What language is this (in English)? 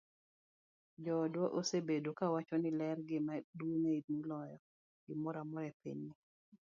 Luo (Kenya and Tanzania)